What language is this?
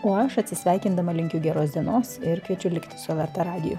Lithuanian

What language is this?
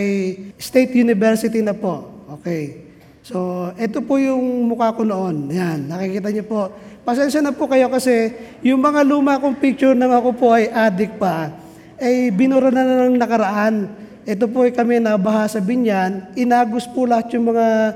Filipino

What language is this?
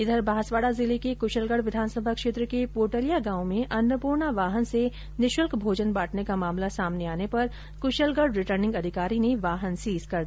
Hindi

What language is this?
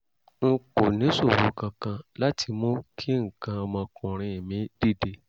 Yoruba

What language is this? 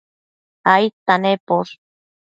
Matsés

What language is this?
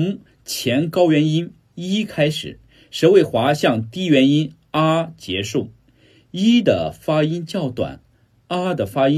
Chinese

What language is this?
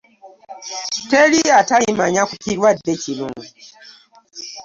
Ganda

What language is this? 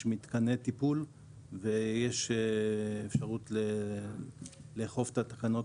Hebrew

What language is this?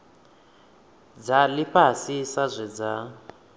Venda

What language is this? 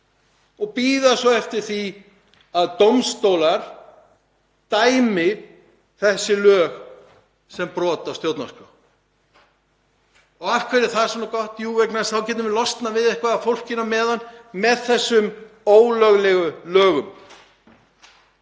Icelandic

